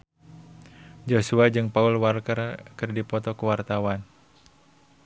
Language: Sundanese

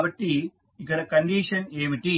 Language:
Telugu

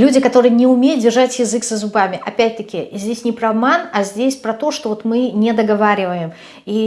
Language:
Russian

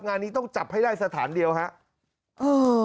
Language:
Thai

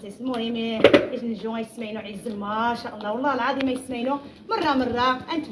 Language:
Arabic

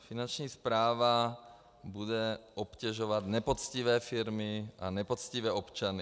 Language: Czech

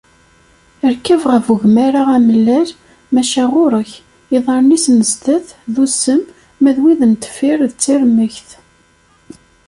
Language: Kabyle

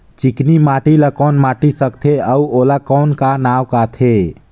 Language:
Chhattisgarhi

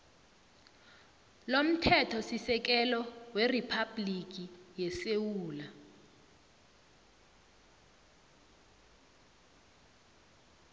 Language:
South Ndebele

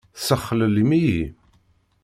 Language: Kabyle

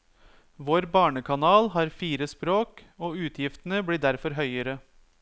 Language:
Norwegian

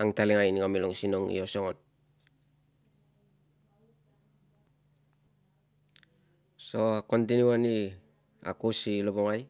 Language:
Tungag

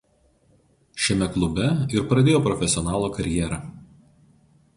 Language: Lithuanian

